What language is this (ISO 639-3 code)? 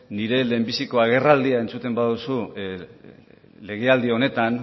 eus